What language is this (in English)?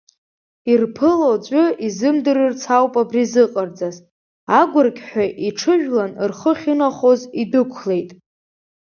Abkhazian